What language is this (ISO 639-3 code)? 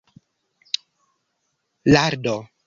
epo